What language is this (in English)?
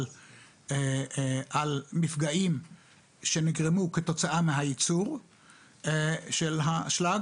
Hebrew